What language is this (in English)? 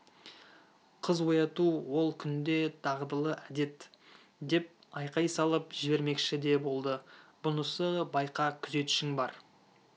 Kazakh